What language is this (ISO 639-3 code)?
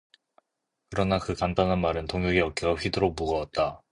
kor